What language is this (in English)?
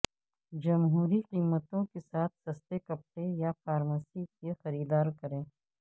Urdu